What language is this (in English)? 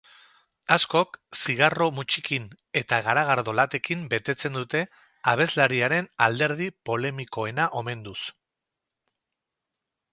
Basque